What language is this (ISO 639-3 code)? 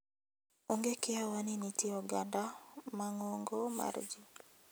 luo